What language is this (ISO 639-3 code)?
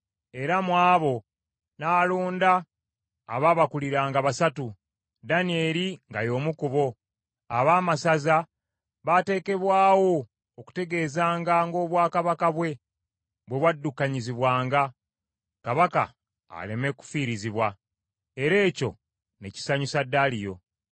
lug